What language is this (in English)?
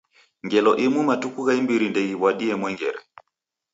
Taita